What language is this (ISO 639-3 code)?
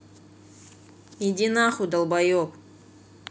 rus